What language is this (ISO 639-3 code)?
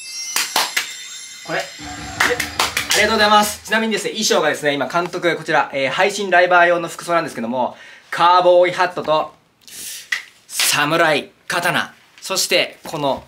jpn